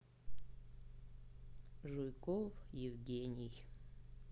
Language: Russian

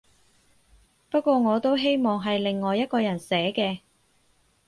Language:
Cantonese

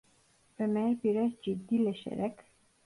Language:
Turkish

